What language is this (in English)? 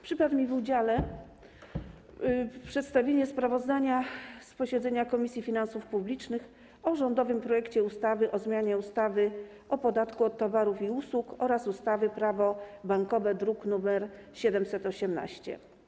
Polish